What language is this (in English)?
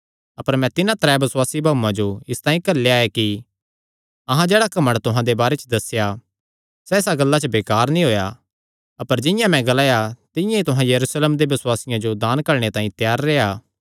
Kangri